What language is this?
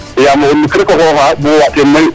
Serer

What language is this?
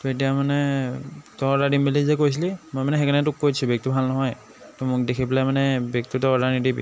Assamese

